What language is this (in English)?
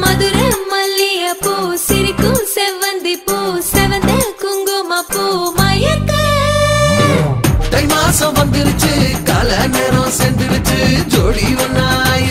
Romanian